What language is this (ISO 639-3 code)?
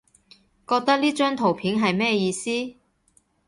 yue